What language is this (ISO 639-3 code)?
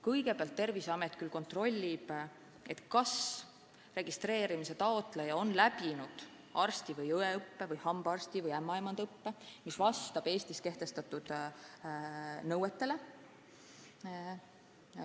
est